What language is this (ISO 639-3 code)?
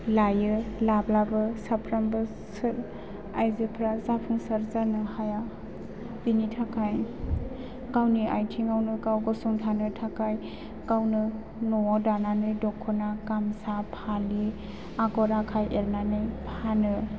brx